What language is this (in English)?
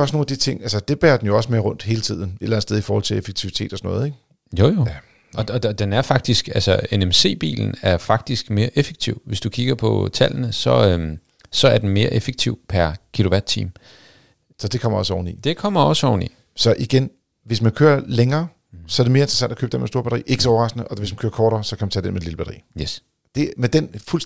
Danish